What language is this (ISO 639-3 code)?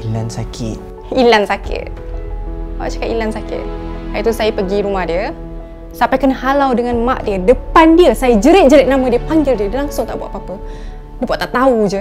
msa